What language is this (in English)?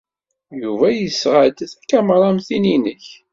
Kabyle